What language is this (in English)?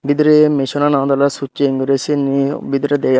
Chakma